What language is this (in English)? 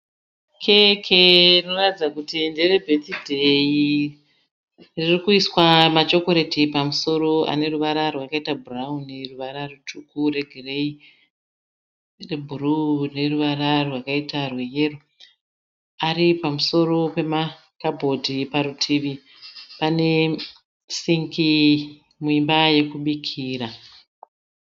Shona